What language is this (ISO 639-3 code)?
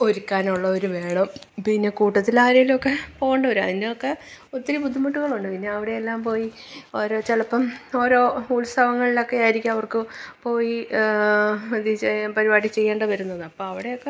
mal